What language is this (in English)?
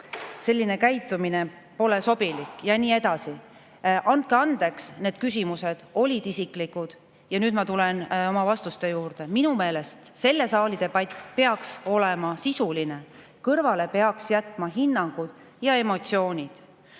Estonian